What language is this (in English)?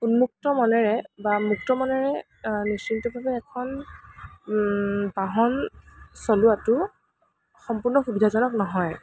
Assamese